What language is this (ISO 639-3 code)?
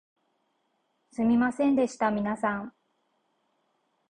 jpn